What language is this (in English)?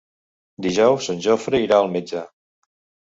Catalan